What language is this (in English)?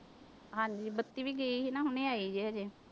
Punjabi